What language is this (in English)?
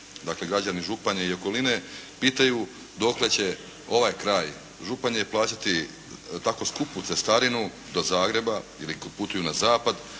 Croatian